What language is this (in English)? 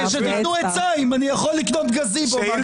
Hebrew